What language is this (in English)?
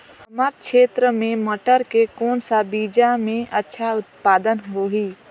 Chhattisgarhi